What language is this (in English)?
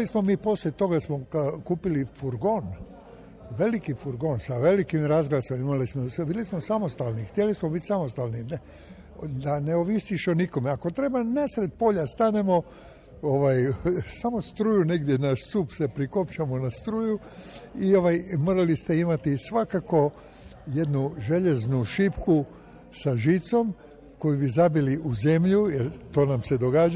Croatian